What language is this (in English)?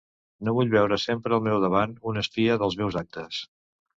Catalan